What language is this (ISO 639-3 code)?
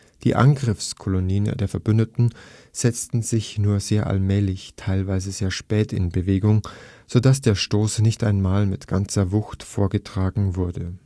deu